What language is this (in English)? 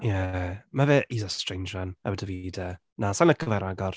Welsh